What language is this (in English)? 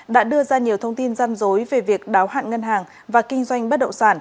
Vietnamese